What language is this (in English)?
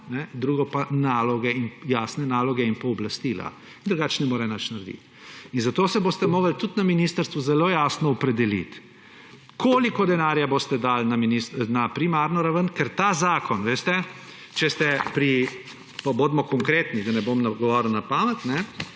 Slovenian